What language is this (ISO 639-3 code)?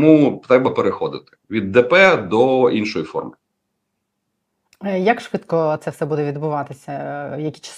ukr